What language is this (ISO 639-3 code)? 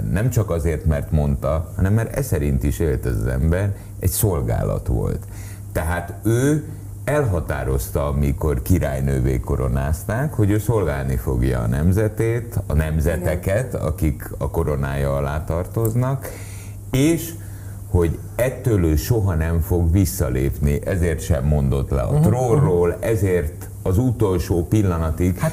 hun